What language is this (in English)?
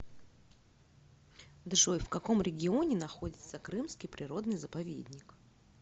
Russian